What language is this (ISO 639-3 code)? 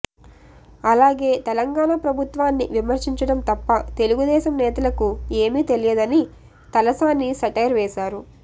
tel